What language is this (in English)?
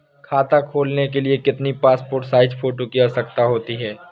Hindi